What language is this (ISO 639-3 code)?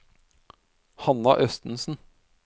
nor